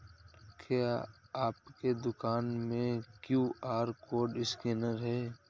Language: Hindi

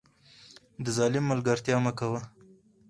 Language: Pashto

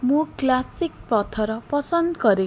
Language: Odia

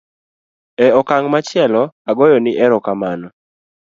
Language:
Luo (Kenya and Tanzania)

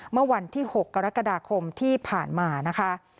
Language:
Thai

